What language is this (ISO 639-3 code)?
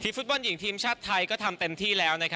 tha